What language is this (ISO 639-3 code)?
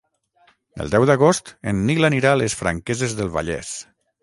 cat